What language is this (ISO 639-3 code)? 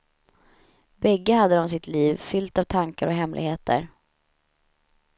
swe